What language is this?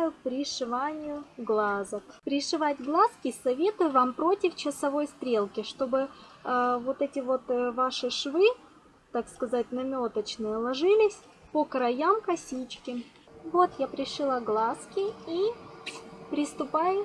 Russian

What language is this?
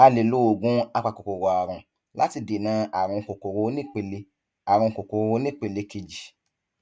Yoruba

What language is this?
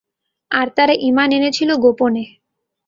Bangla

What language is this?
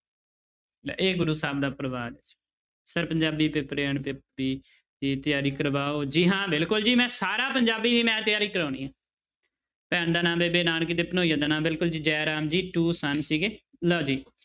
Punjabi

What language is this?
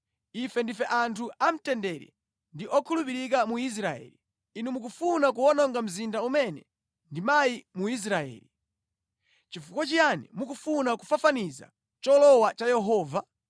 Nyanja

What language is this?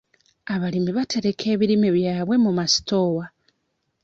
Ganda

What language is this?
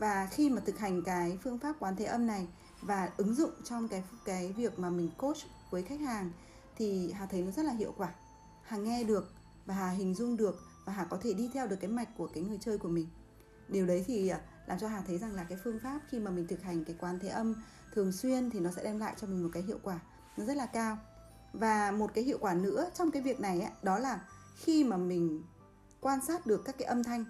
Vietnamese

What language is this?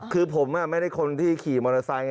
Thai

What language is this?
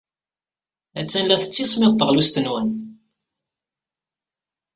Kabyle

